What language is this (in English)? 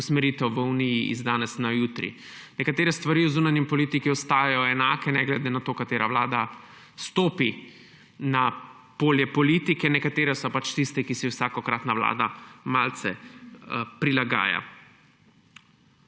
Slovenian